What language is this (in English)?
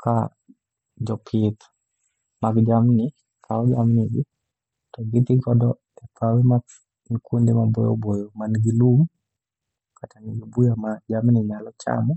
Luo (Kenya and Tanzania)